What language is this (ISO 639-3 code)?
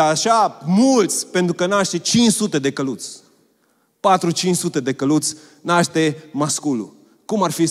ron